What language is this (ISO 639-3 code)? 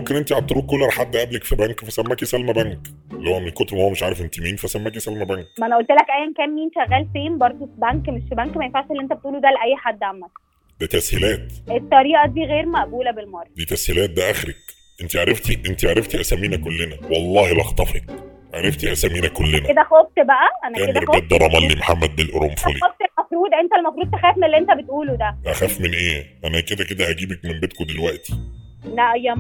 ara